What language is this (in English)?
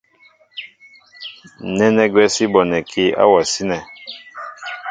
Mbo (Cameroon)